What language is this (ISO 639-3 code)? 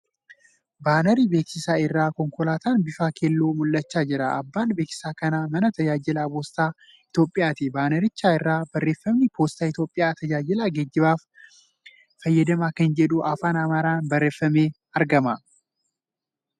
orm